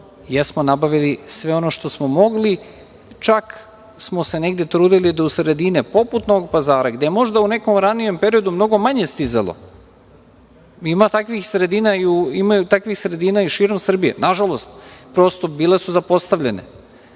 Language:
Serbian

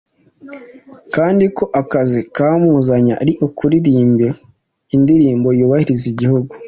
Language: Kinyarwanda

